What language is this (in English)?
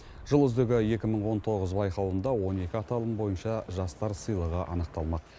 Kazakh